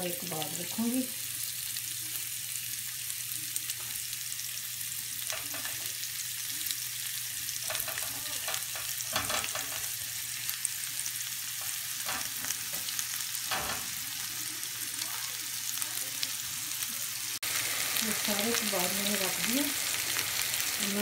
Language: Hindi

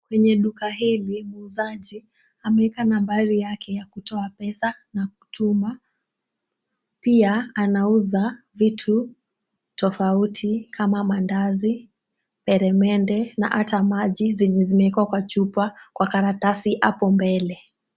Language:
Swahili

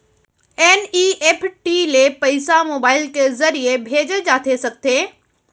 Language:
Chhattisgarhi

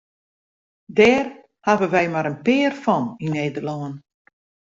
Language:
Western Frisian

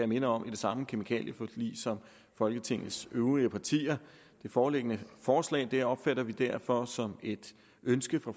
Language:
Danish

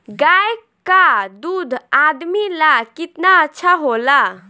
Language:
Bhojpuri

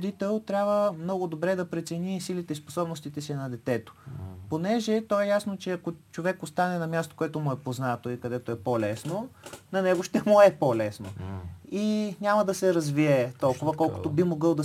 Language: Bulgarian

